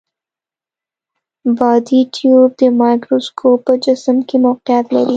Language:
Pashto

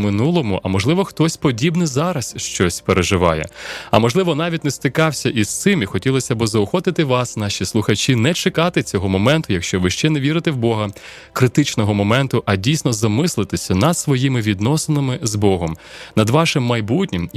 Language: Ukrainian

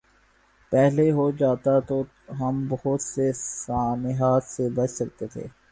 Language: Urdu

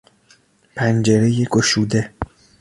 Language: Persian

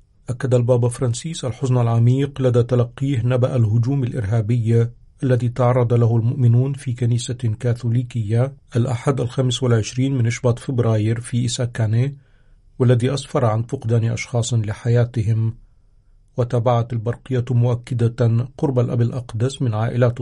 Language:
Arabic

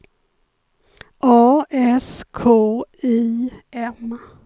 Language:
Swedish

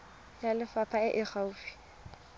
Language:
Tswana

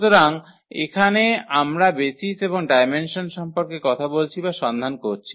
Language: Bangla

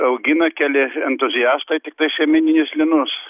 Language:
Lithuanian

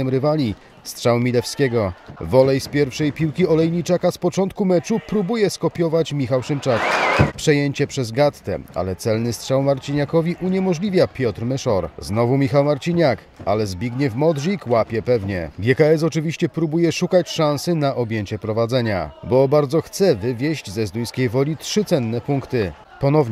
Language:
Polish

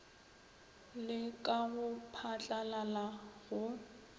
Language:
Northern Sotho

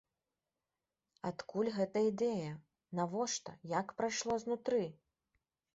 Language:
Belarusian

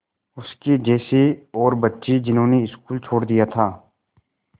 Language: Hindi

